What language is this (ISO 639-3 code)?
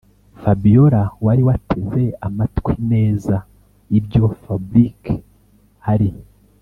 kin